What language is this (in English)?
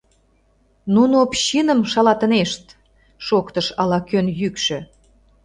Mari